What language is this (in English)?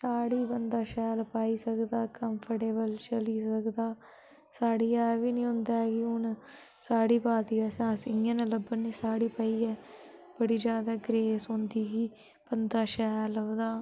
Dogri